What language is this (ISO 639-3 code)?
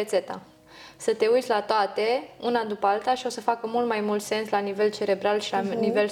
ron